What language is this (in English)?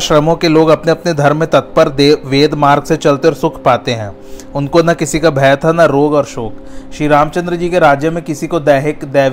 Hindi